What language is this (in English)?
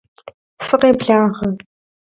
Kabardian